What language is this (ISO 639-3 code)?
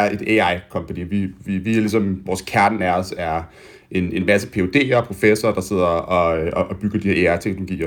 dan